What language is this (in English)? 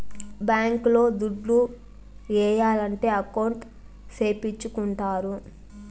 Telugu